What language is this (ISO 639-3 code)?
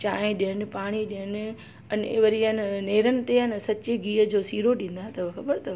snd